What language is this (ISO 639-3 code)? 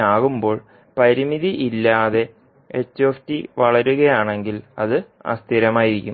mal